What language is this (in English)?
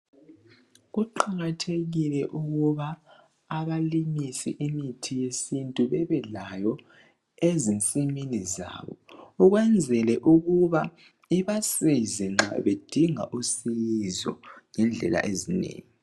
North Ndebele